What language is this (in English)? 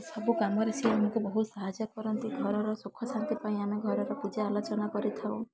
Odia